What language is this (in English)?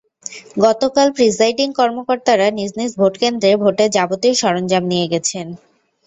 Bangla